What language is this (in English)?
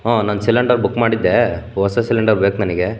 Kannada